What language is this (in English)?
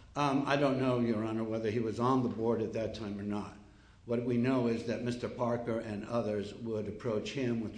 English